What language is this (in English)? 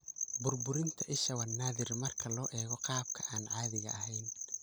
Somali